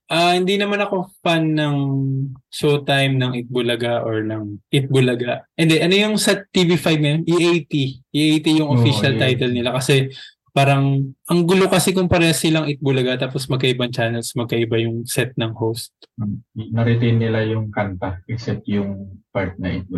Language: Filipino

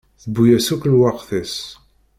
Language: Kabyle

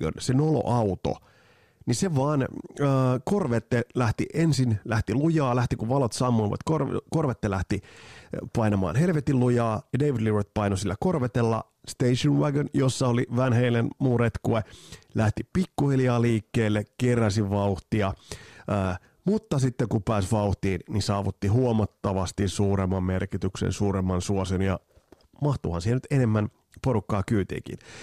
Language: Finnish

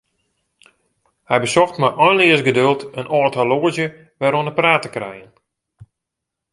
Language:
Western Frisian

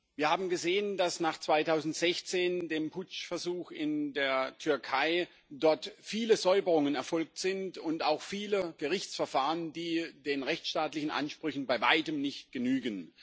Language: German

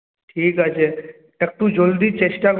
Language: Bangla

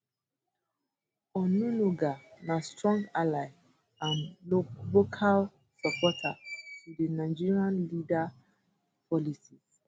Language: Nigerian Pidgin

